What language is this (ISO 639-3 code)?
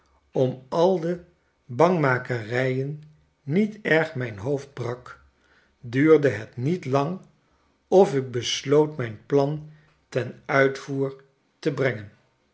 nld